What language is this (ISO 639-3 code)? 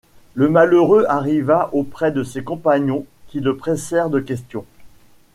fra